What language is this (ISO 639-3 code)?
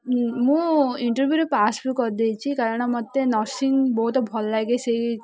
ori